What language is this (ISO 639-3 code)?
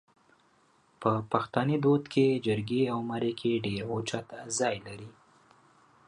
pus